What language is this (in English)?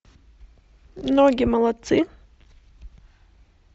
Russian